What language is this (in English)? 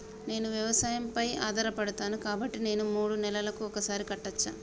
Telugu